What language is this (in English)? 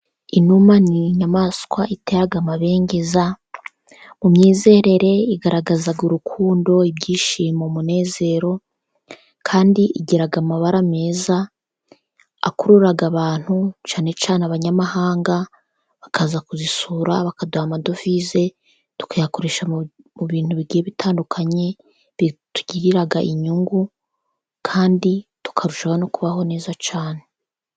Kinyarwanda